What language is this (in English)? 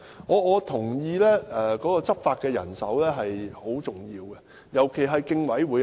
Cantonese